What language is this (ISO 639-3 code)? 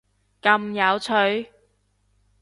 yue